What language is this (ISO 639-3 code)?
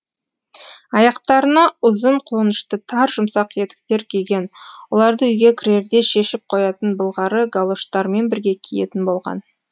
kaz